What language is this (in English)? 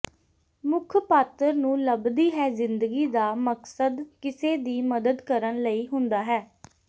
Punjabi